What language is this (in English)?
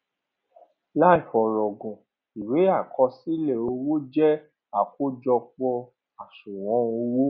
Yoruba